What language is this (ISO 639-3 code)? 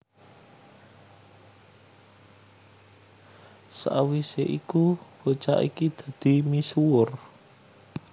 jav